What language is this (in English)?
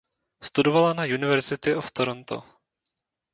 Czech